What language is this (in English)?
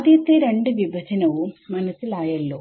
Malayalam